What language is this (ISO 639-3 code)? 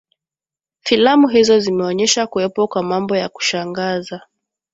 swa